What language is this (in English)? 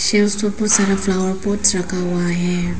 Hindi